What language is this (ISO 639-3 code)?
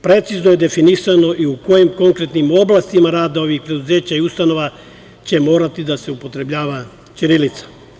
srp